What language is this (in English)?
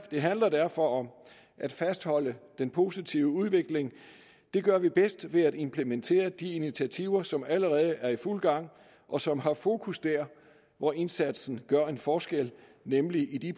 Danish